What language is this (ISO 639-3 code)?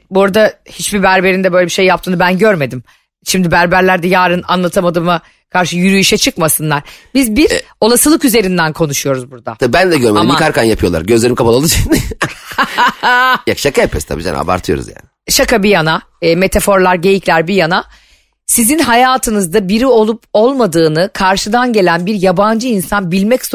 tur